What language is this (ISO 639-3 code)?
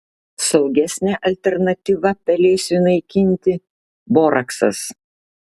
lit